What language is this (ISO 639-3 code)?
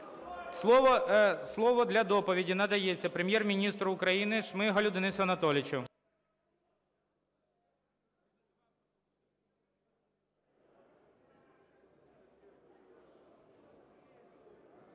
ukr